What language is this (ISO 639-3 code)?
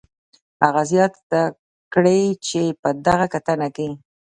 pus